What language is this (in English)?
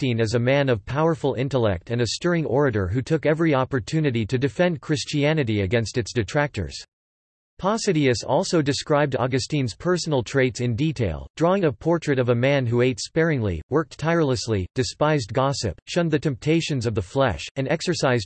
English